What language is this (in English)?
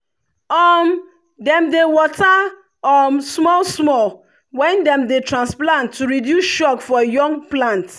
Nigerian Pidgin